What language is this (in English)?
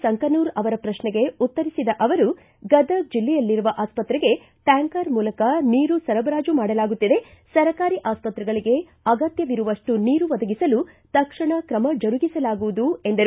Kannada